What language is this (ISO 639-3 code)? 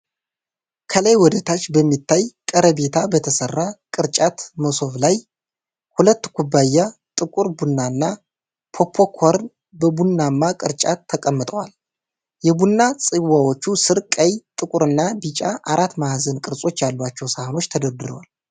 amh